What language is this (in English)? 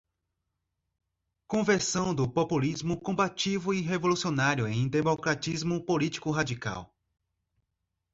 Portuguese